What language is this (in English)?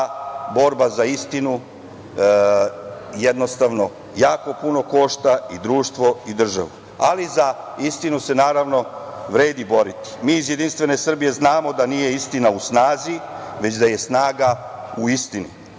Serbian